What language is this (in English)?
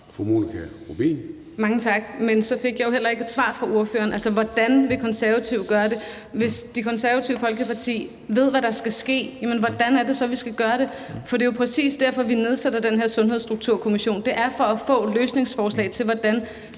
Danish